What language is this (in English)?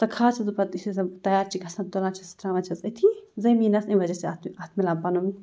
Kashmiri